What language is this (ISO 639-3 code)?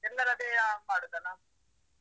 kan